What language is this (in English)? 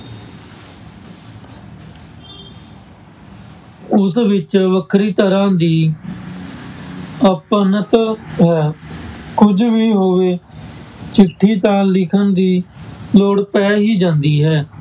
Punjabi